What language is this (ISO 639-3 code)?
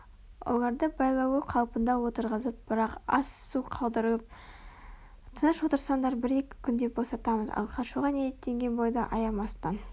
kaz